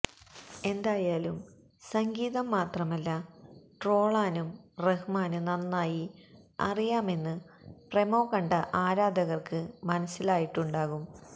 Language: Malayalam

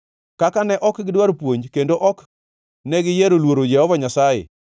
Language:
Luo (Kenya and Tanzania)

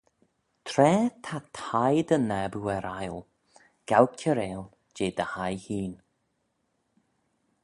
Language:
Manx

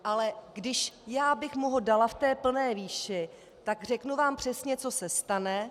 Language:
Czech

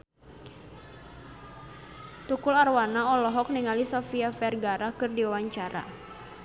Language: Sundanese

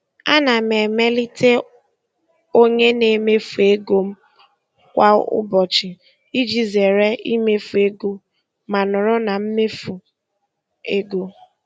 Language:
Igbo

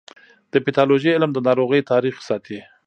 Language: Pashto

